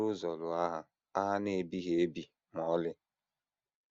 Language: Igbo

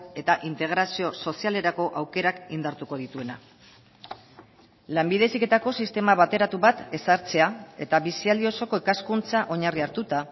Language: Basque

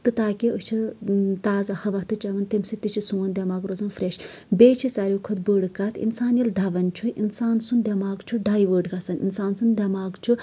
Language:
Kashmiri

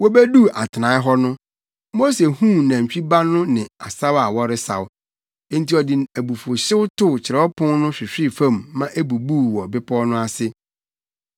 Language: Akan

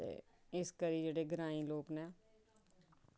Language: Dogri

